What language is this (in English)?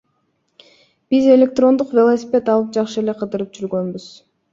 Kyrgyz